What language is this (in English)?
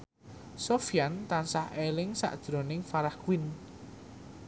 Javanese